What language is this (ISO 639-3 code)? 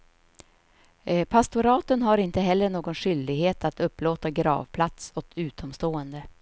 swe